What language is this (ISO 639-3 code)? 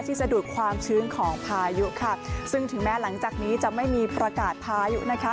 tha